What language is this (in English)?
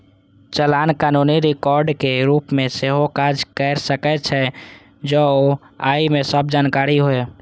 Maithili